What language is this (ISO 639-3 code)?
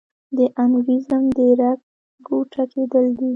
pus